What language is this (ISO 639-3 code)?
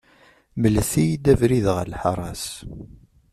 kab